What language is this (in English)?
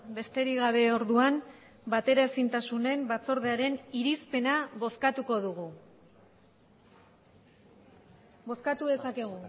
Basque